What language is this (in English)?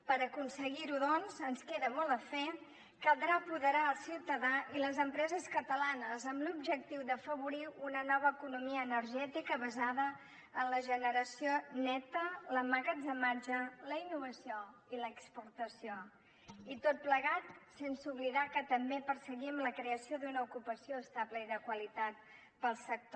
Catalan